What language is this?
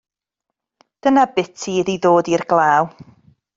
Welsh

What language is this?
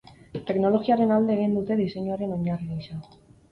Basque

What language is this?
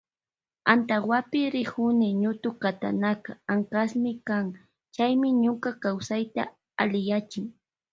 Loja Highland Quichua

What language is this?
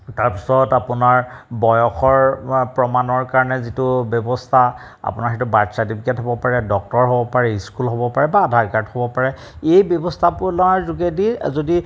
Assamese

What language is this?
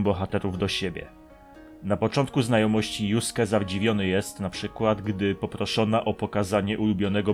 Polish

